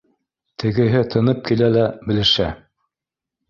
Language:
Bashkir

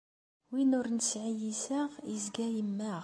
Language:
Kabyle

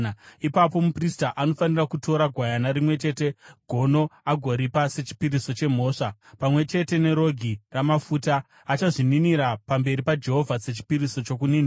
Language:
Shona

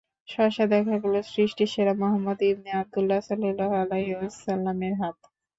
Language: Bangla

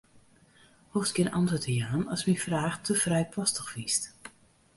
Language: Western Frisian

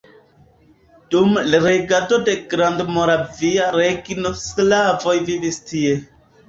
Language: Esperanto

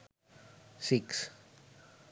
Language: Sinhala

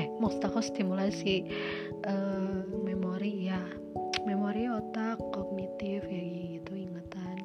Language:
Indonesian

